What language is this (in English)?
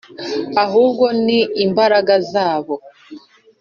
Kinyarwanda